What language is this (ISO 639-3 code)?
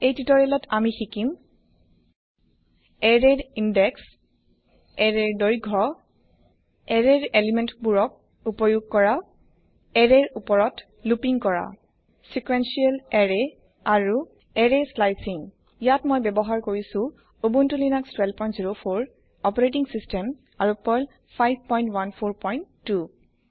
asm